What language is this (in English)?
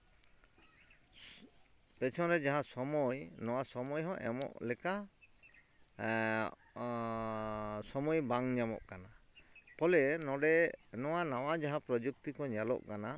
Santali